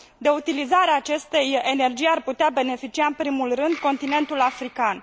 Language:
Romanian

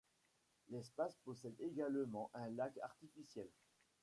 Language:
French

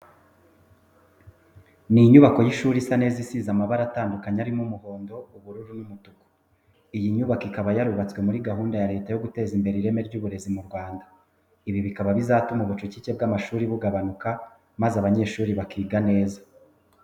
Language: Kinyarwanda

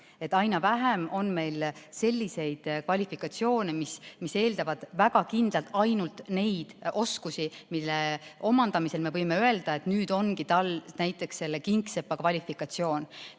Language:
Estonian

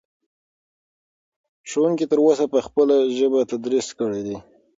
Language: Pashto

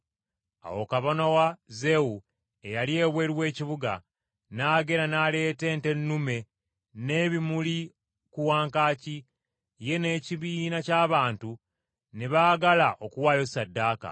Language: Ganda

